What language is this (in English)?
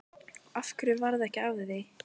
Icelandic